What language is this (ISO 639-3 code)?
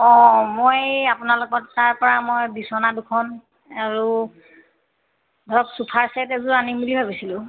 asm